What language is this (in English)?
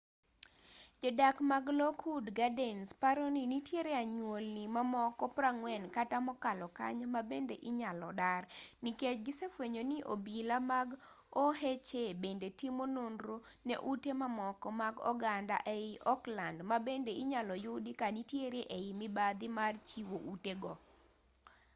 Luo (Kenya and Tanzania)